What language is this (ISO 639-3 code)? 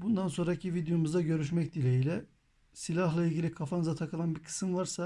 tur